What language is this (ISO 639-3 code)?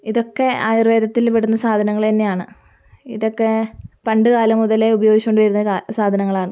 mal